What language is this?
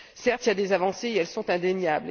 French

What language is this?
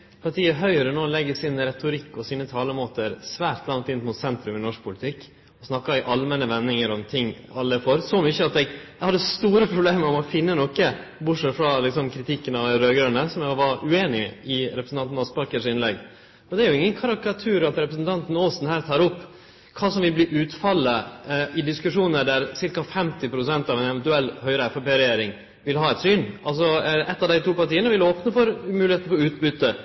Norwegian Nynorsk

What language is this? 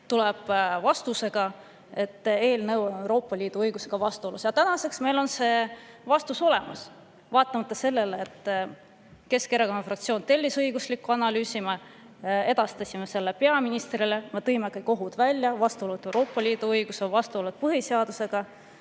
Estonian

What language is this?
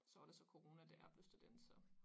Danish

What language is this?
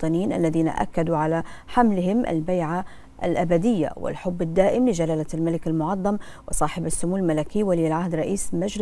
Arabic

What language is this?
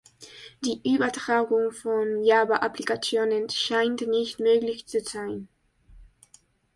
German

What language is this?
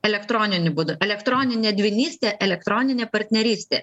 Lithuanian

